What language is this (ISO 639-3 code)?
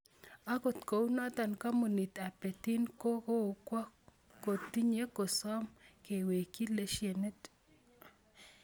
kln